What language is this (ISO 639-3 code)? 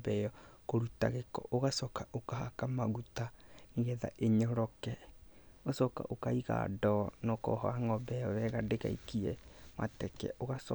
kik